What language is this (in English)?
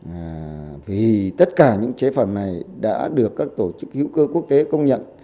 Vietnamese